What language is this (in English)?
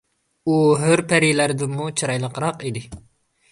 Uyghur